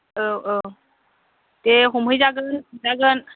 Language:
Bodo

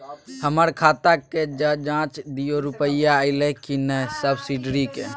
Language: Maithili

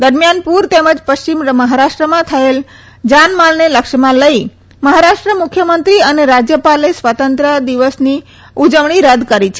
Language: Gujarati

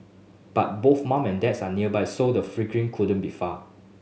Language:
English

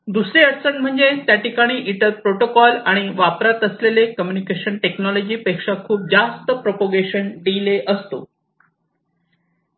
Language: Marathi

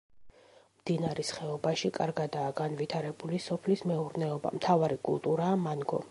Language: Georgian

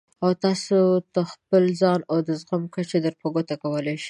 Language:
Pashto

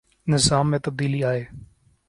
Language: Urdu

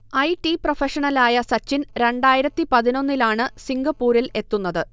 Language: Malayalam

